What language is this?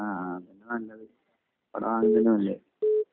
Malayalam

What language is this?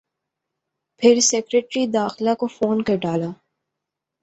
Urdu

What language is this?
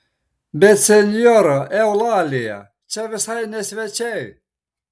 Lithuanian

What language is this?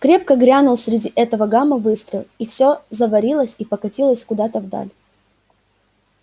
Russian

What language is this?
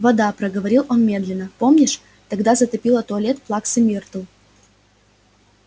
Russian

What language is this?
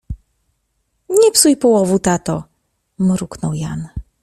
Polish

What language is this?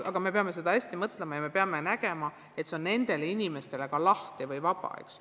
Estonian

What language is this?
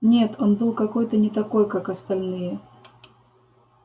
Russian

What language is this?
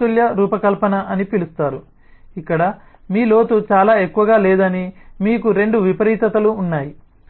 Telugu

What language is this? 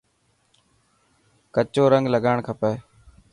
Dhatki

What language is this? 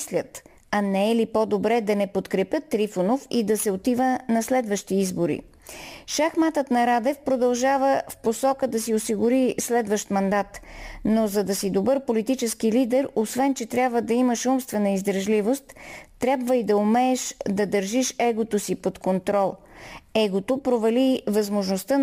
Bulgarian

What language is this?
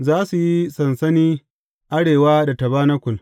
Hausa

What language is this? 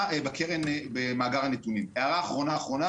Hebrew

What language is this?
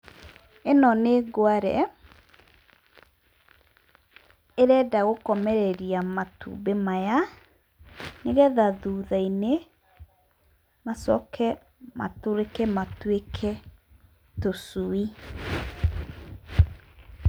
Kikuyu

